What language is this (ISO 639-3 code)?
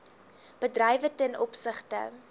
afr